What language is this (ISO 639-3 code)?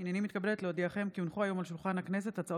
heb